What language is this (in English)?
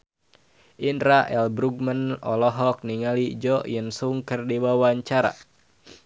Sundanese